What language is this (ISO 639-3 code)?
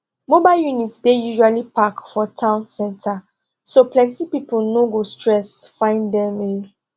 pcm